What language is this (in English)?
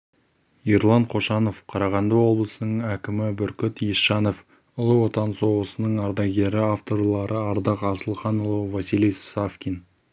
Kazakh